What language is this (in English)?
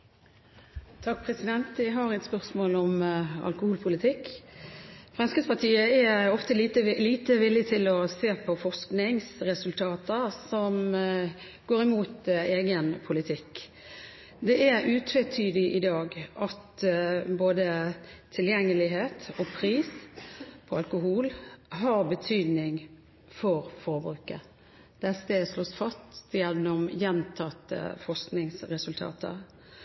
Norwegian Bokmål